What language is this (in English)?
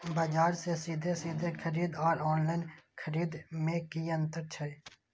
Maithili